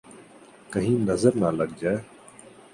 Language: Urdu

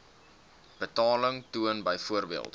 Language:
Afrikaans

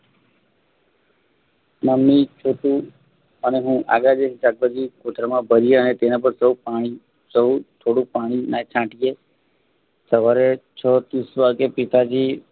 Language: Gujarati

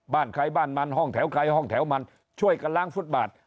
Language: Thai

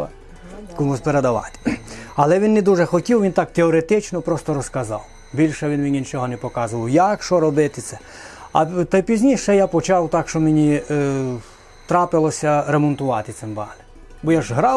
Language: Ukrainian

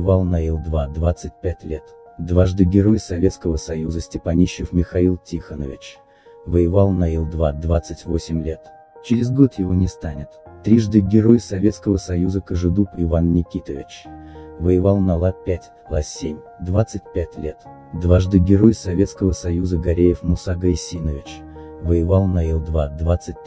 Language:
Russian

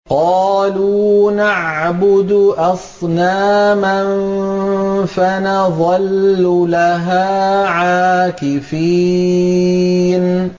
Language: Arabic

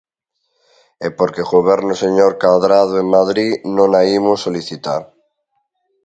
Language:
Galician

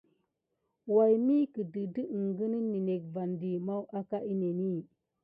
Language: Gidar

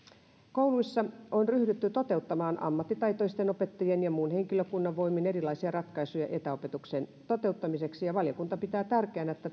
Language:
Finnish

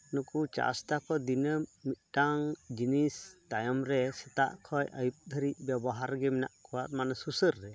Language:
Santali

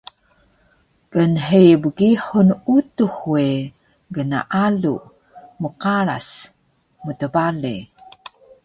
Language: Taroko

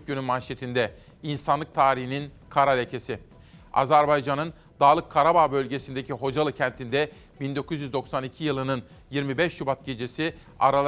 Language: Turkish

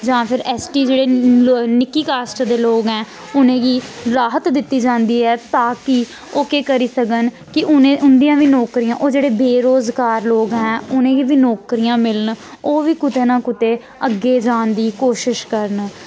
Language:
Dogri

